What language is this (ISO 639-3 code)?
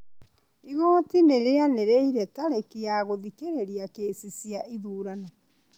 kik